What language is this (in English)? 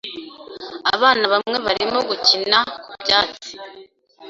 Kinyarwanda